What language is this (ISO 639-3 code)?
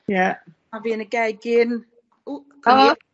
cym